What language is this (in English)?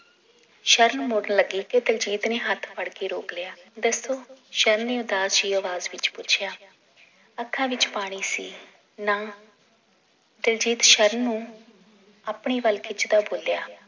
Punjabi